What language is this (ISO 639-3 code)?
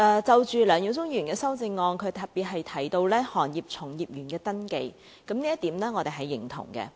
yue